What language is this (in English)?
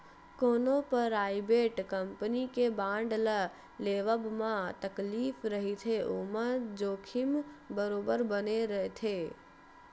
Chhattisgarhi